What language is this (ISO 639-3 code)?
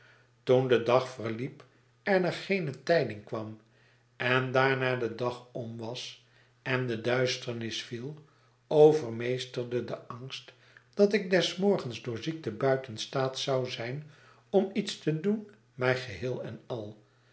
nld